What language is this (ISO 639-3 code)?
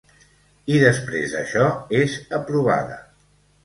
cat